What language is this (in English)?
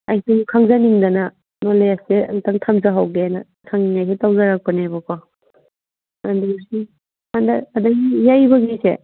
Manipuri